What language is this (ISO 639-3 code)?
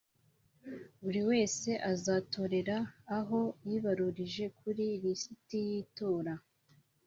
kin